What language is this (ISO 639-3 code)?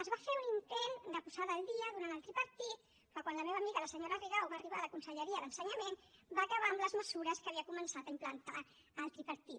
cat